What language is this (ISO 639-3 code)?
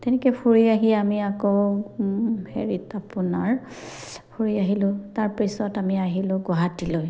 asm